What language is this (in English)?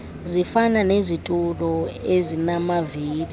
Xhosa